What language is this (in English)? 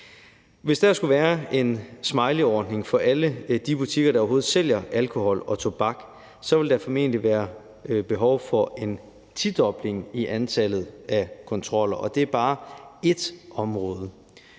Danish